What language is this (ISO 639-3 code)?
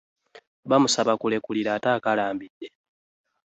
lug